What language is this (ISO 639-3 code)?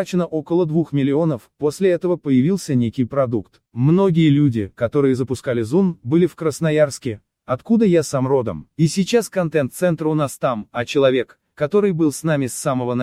rus